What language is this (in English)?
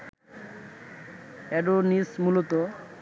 Bangla